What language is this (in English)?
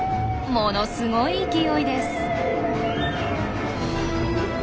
Japanese